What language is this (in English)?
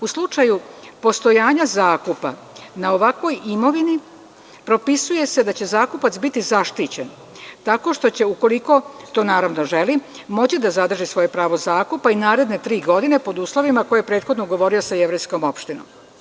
Serbian